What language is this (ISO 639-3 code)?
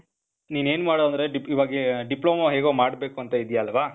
kan